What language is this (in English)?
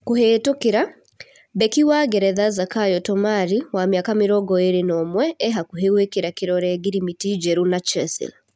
Kikuyu